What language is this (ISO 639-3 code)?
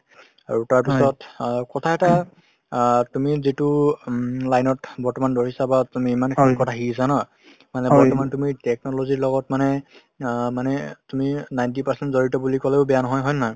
asm